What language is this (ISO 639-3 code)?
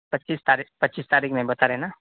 urd